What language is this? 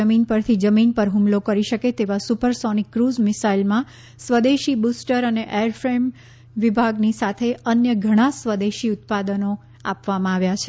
Gujarati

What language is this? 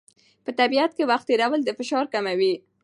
Pashto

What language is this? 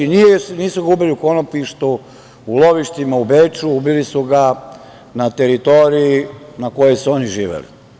Serbian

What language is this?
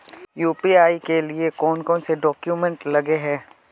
Magahi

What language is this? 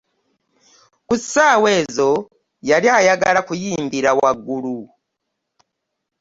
Ganda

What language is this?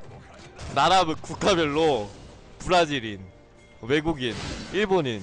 Korean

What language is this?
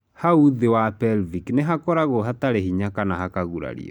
Kikuyu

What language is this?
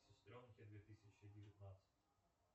Russian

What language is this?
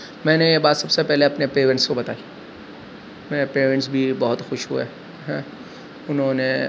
Urdu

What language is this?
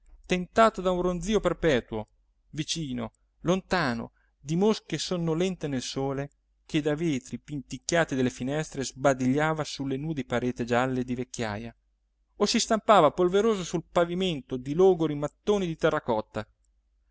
Italian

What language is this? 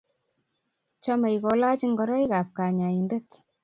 Kalenjin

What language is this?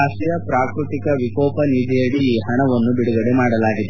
Kannada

